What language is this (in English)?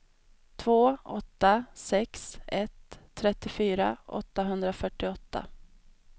Swedish